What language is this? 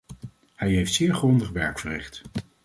Dutch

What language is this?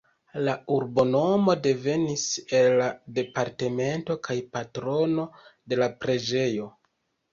Esperanto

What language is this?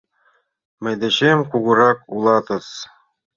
Mari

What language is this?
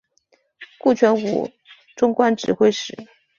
Chinese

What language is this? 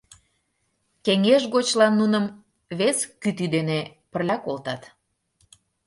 Mari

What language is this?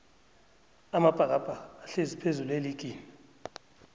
South Ndebele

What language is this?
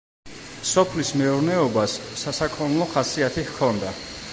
Georgian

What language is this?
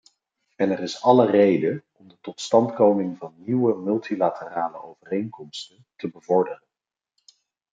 Dutch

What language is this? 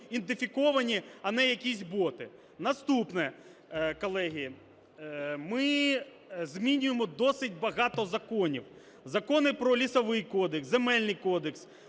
Ukrainian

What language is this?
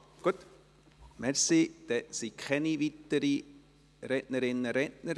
Swiss German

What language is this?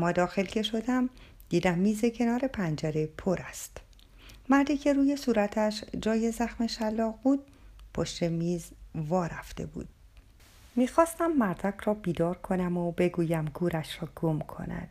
Persian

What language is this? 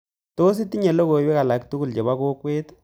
Kalenjin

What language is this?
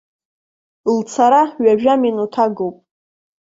Abkhazian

